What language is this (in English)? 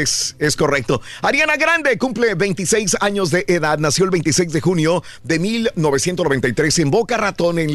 Spanish